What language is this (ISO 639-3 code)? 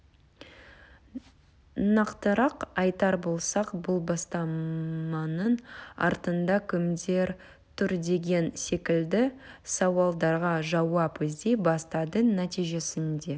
kaz